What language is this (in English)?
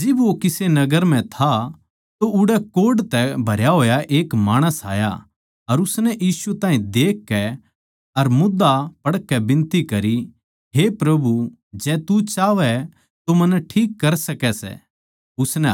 Haryanvi